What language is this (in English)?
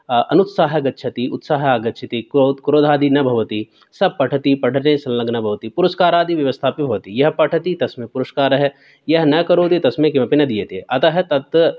Sanskrit